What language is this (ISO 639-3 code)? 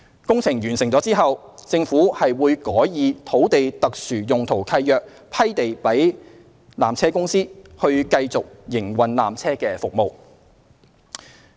yue